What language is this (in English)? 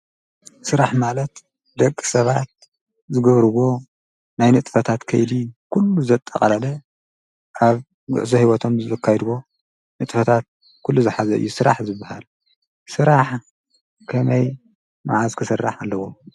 Tigrinya